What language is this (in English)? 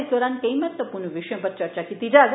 Dogri